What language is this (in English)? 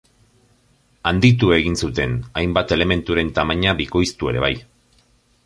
Basque